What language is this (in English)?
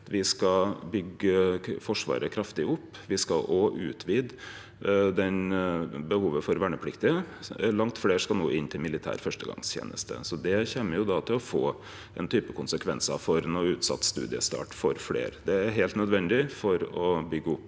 Norwegian